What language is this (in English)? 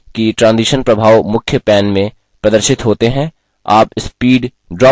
Hindi